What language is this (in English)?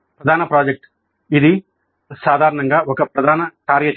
Telugu